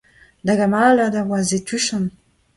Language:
Breton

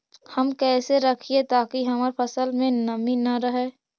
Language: Magahi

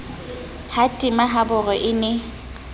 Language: Southern Sotho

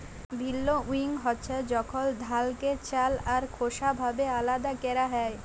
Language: Bangla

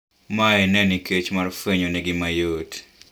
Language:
Luo (Kenya and Tanzania)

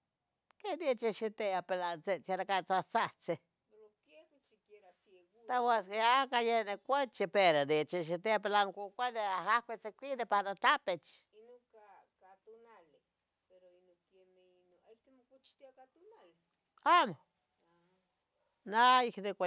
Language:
Tetelcingo Nahuatl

